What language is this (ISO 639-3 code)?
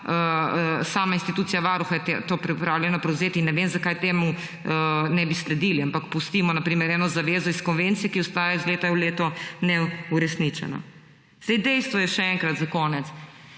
slv